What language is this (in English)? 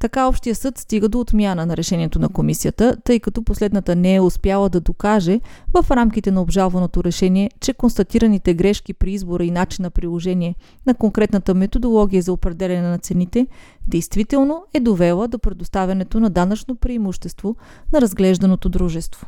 Bulgarian